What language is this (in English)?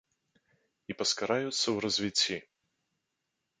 Belarusian